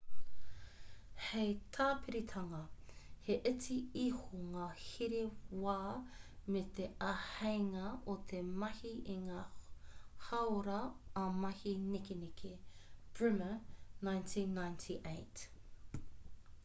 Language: Māori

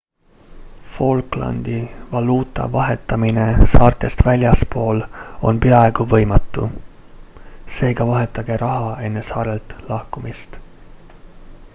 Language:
Estonian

